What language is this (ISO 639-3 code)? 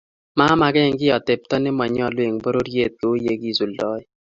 kln